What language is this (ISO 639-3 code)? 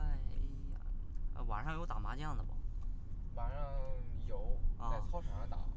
zho